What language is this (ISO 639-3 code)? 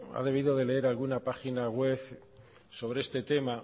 spa